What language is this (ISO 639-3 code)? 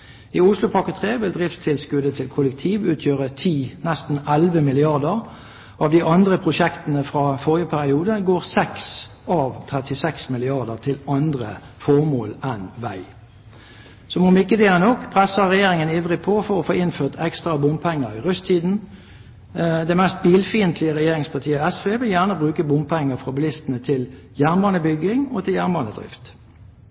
nob